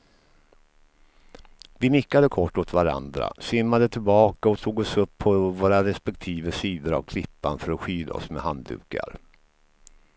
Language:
Swedish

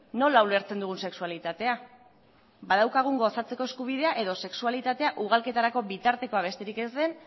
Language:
Basque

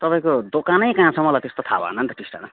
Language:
Nepali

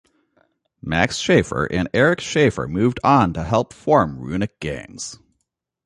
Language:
English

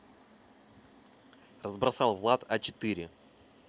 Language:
Russian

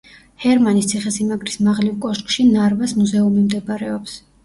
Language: Georgian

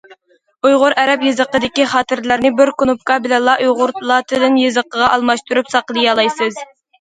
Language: Uyghur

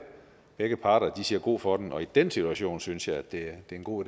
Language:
Danish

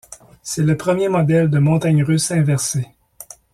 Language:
French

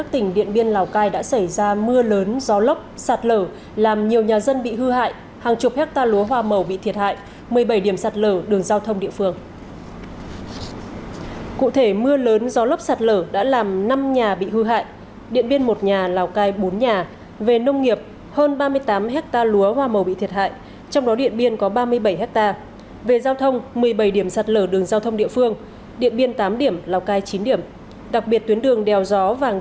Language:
Vietnamese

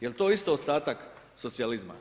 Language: Croatian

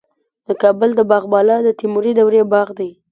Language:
Pashto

